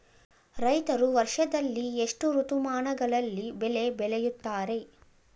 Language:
Kannada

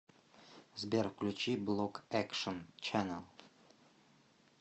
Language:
Russian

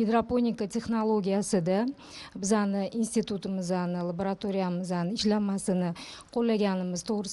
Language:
Turkish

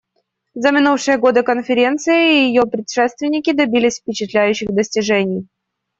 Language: Russian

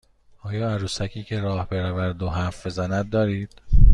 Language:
Persian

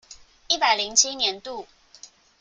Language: Chinese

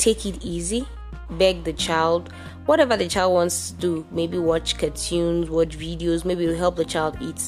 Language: English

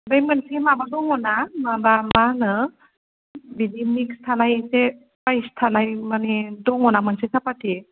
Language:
Bodo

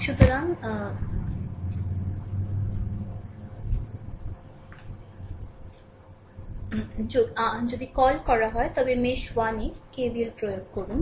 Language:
Bangla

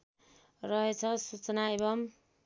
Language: Nepali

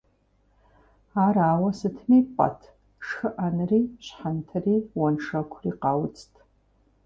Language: Kabardian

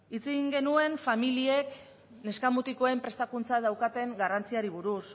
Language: Basque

